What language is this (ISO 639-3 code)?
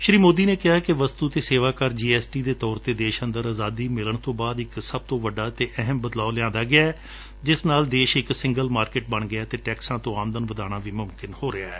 pan